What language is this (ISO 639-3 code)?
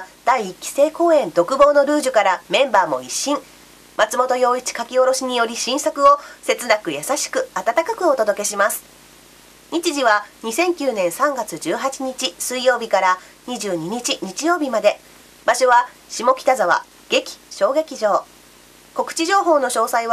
jpn